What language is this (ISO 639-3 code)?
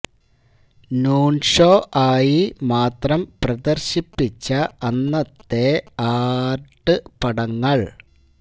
mal